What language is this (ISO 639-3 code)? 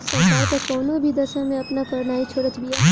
bho